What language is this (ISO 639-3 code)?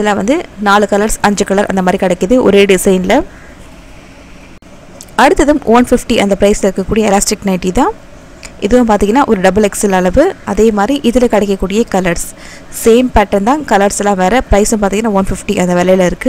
eng